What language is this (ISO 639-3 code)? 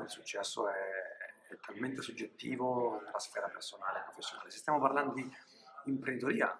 ita